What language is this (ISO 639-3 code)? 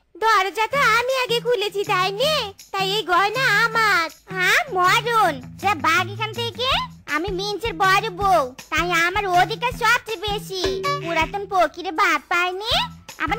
hin